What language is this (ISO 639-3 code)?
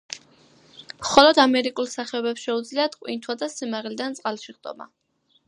kat